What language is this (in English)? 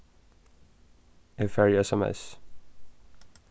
Faroese